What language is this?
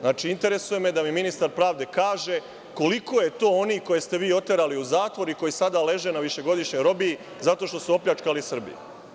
Serbian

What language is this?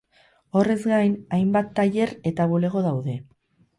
Basque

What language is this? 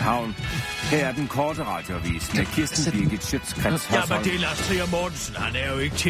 Danish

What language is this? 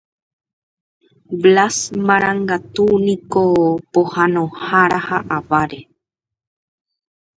Guarani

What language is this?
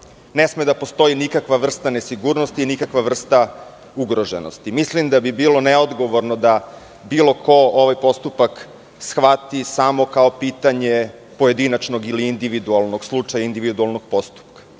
Serbian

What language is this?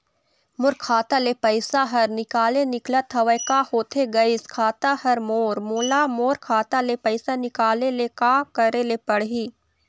Chhattisgarhi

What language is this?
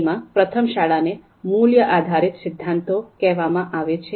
Gujarati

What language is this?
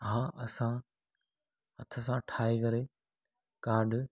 Sindhi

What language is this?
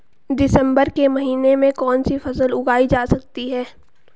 Hindi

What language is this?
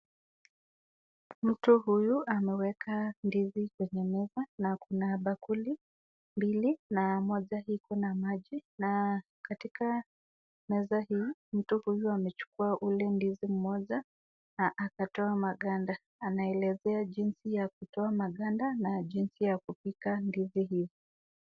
Swahili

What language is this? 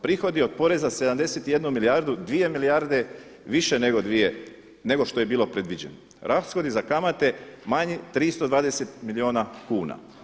Croatian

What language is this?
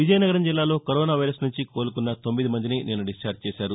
Telugu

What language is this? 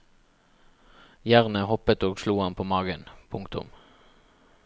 Norwegian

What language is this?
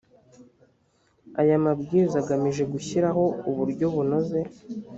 Kinyarwanda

